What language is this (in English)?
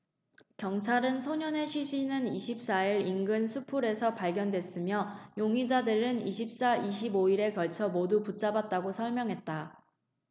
Korean